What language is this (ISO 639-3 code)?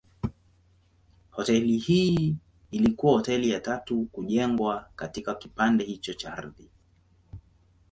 swa